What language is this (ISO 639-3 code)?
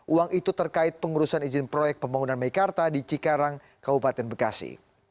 ind